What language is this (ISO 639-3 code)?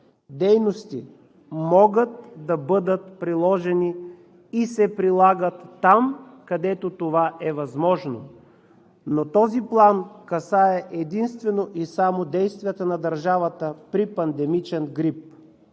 bul